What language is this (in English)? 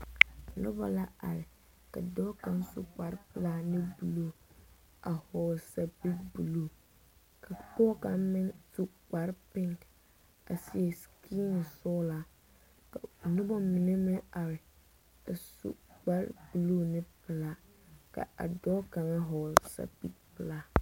Southern Dagaare